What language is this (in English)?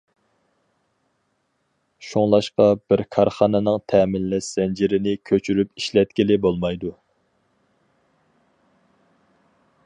Uyghur